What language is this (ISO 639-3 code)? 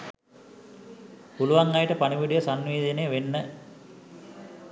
sin